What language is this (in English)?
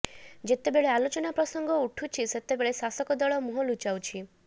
Odia